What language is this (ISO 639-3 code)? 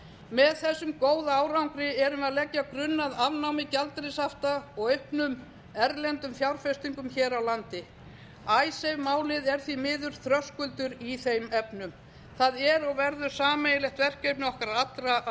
isl